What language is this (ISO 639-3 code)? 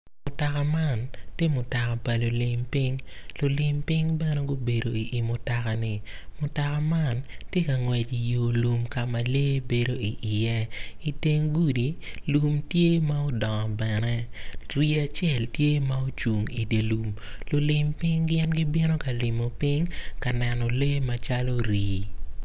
ach